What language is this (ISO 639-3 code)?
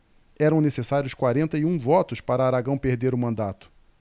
por